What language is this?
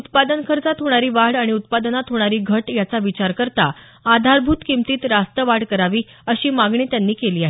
Marathi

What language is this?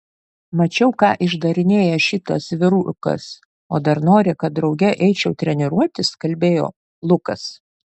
Lithuanian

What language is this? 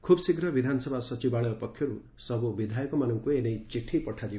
Odia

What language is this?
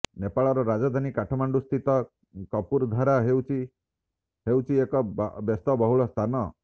Odia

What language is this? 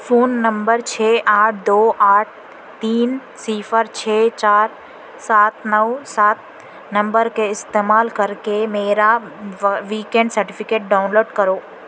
Urdu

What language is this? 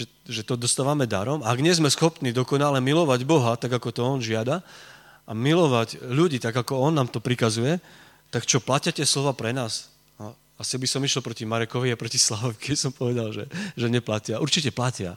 Slovak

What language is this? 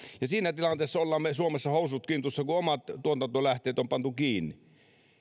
Finnish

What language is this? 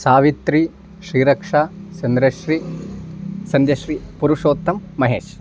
Sanskrit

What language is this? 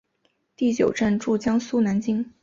Chinese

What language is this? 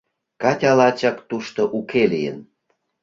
Mari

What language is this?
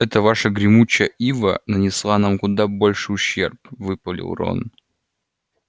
Russian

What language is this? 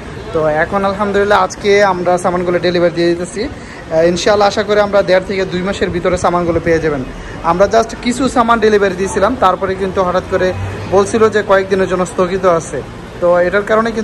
Arabic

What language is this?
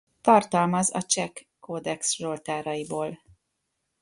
Hungarian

